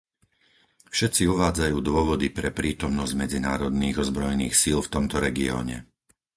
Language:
Slovak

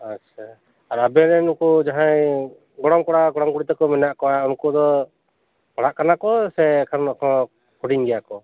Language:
Santali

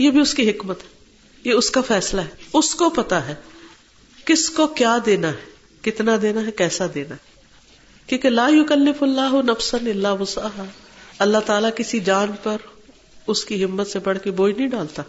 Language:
Urdu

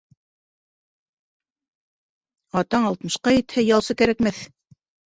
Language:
Bashkir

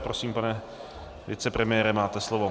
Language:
Czech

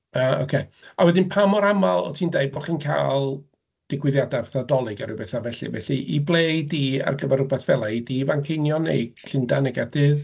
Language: Welsh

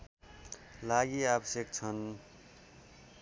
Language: Nepali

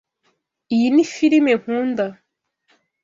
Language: Kinyarwanda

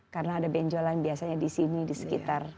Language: Indonesian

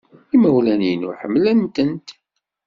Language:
Kabyle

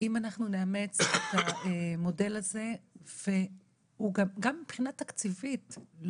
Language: Hebrew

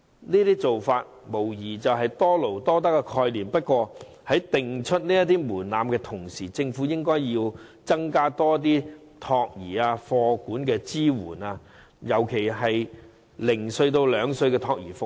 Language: Cantonese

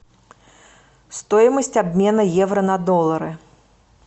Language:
Russian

